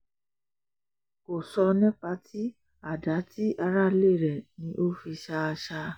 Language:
Yoruba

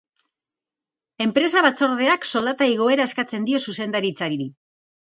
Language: Basque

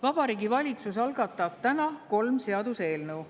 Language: Estonian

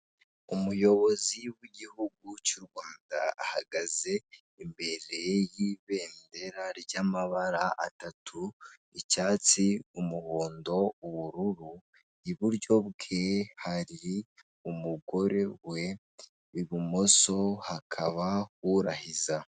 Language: Kinyarwanda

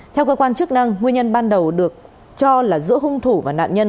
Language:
Vietnamese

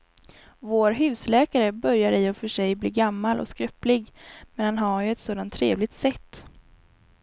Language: Swedish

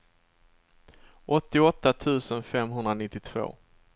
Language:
Swedish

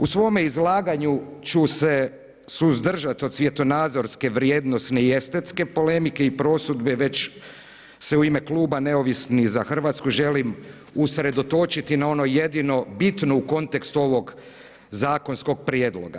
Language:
Croatian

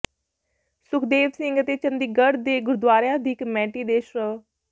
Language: Punjabi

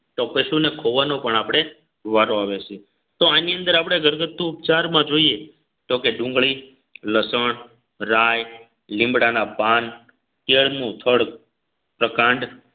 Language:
Gujarati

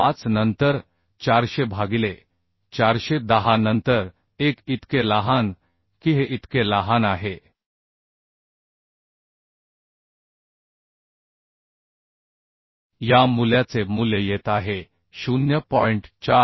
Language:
Marathi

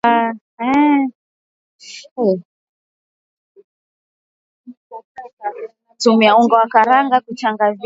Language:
Swahili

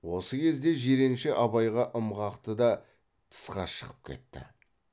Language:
Kazakh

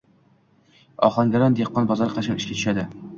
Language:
Uzbek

